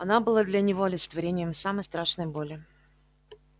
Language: Russian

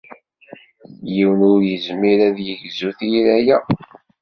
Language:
Kabyle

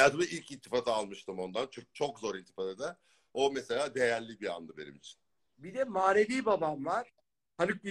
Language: Turkish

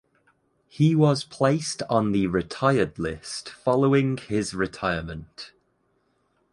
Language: English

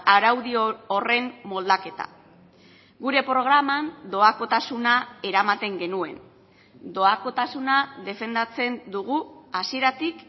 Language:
Basque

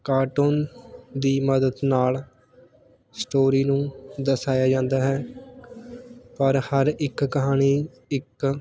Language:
Punjabi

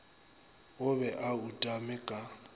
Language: Northern Sotho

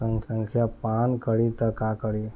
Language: Bhojpuri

